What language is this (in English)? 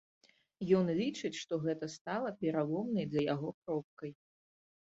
Belarusian